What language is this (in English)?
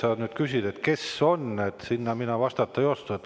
Estonian